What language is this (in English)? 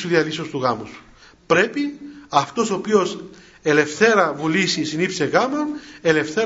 Greek